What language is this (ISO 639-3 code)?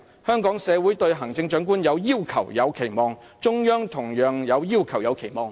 yue